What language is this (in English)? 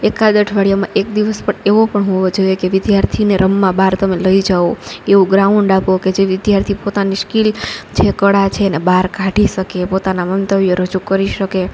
Gujarati